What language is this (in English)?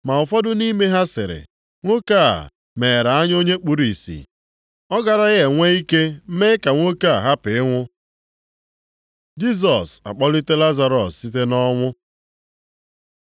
Igbo